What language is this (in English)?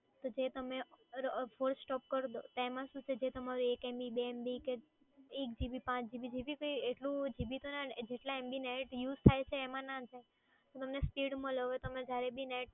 Gujarati